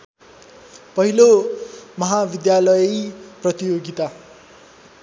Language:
Nepali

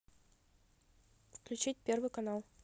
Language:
Russian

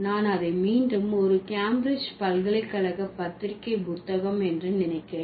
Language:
Tamil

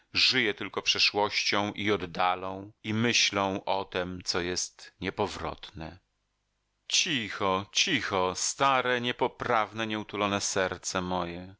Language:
Polish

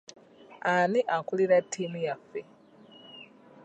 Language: Ganda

